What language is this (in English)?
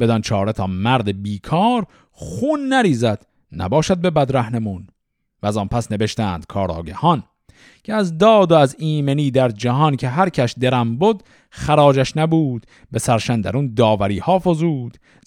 Persian